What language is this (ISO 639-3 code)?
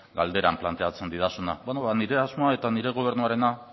eus